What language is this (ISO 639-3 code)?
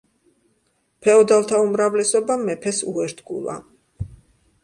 kat